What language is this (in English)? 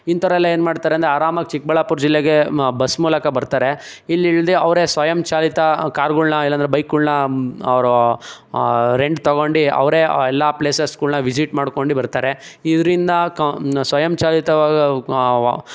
Kannada